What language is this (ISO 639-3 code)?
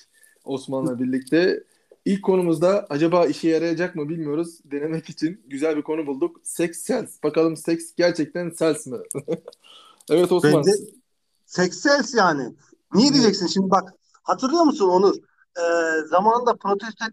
tur